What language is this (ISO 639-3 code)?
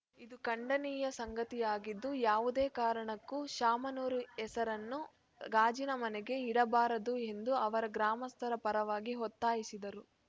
kan